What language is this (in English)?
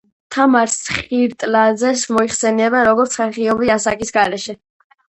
Georgian